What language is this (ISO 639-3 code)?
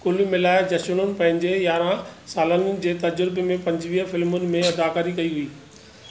snd